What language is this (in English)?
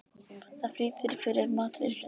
Icelandic